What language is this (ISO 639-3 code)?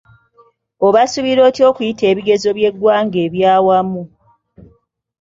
lug